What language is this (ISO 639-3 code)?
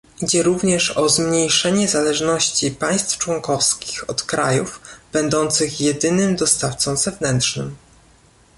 pol